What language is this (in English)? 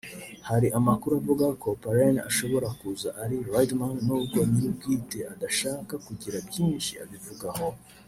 Kinyarwanda